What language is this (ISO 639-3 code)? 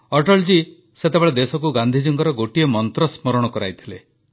ori